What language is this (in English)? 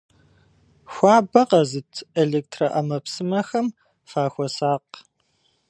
Kabardian